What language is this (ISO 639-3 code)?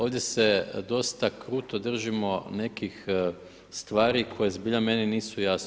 hrv